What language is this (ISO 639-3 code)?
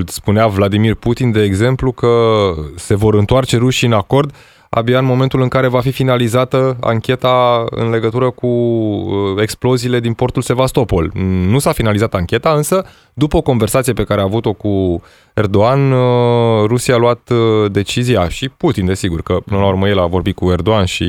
ron